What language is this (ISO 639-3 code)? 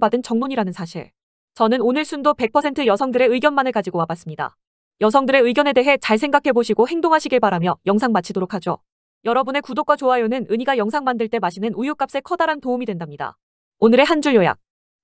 kor